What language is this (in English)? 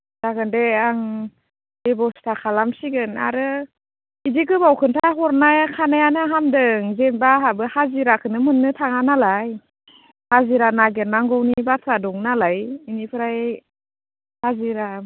Bodo